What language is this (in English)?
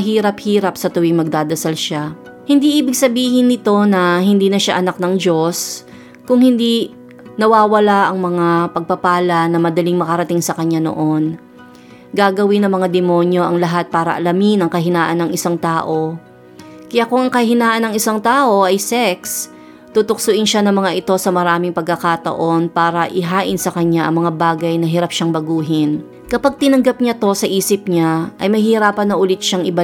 Filipino